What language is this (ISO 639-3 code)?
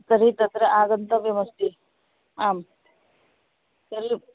san